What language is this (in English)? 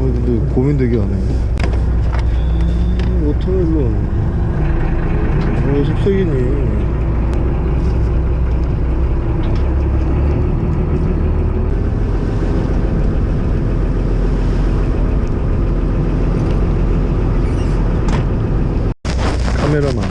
Korean